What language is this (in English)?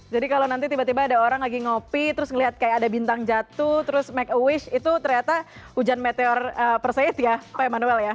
Indonesian